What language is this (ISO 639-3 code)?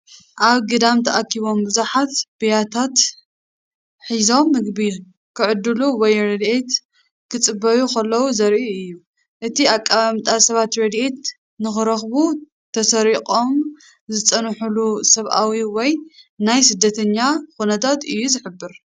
tir